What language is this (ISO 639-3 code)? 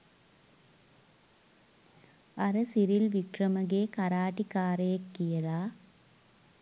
sin